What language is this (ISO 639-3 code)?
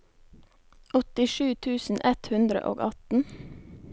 nor